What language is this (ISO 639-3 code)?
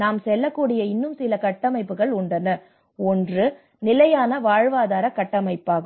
tam